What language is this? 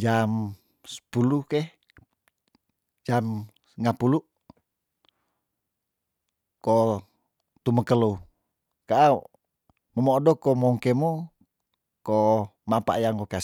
Tondano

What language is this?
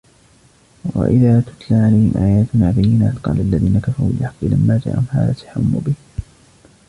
Arabic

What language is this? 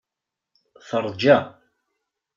Kabyle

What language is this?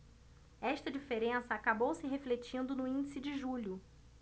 Portuguese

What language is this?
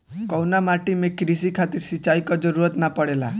Bhojpuri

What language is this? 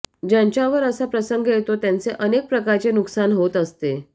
Marathi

